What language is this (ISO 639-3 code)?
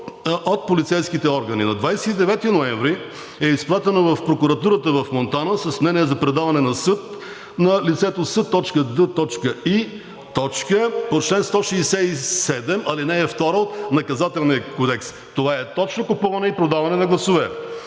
bul